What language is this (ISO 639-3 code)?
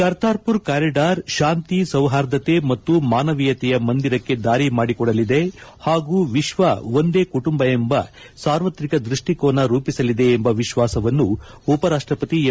kan